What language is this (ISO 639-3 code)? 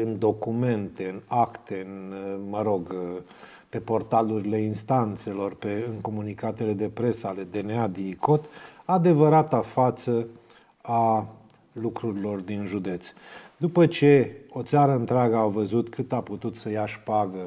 ron